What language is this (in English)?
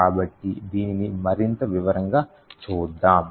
Telugu